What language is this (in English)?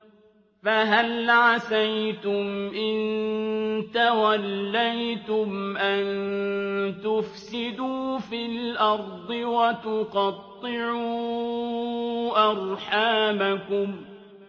Arabic